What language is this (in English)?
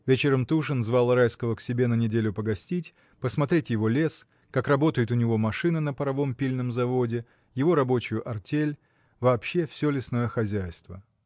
Russian